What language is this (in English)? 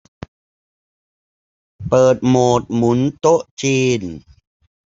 Thai